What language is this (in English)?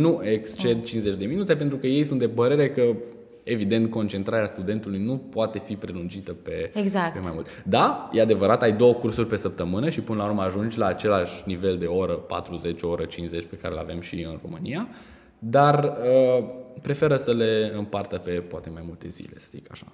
Romanian